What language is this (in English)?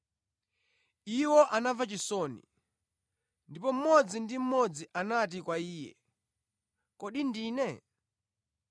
Nyanja